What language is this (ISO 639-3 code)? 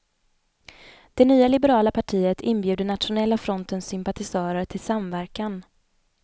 swe